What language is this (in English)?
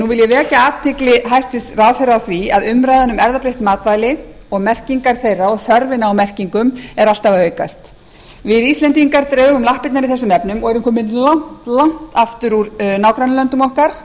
Icelandic